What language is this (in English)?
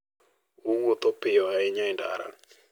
Luo (Kenya and Tanzania)